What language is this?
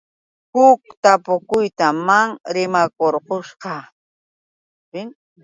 Yauyos Quechua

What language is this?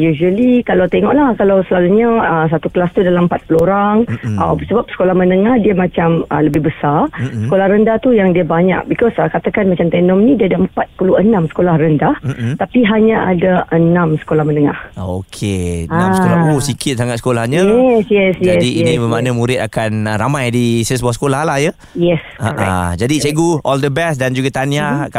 Malay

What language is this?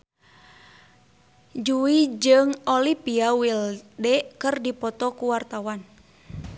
Sundanese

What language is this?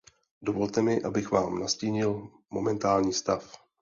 Czech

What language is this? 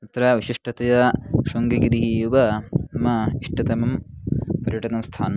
Sanskrit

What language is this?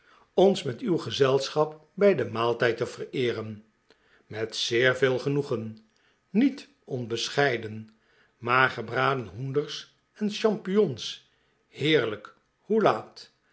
Dutch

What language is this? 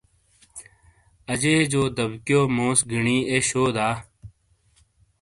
Shina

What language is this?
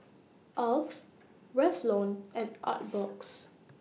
English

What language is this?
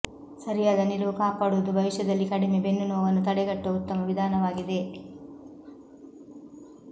Kannada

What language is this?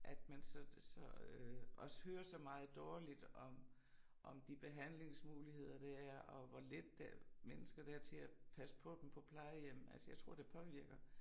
Danish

